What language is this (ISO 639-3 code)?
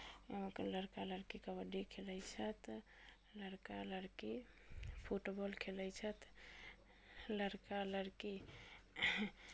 mai